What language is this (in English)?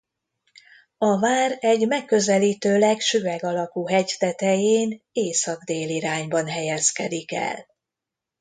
Hungarian